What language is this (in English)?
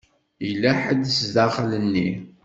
Kabyle